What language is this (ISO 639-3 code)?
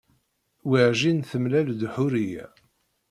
kab